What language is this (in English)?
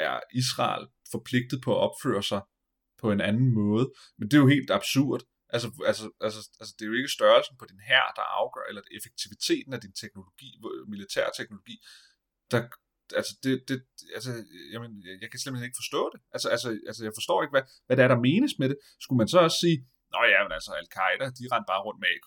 Danish